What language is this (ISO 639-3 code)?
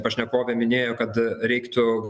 lit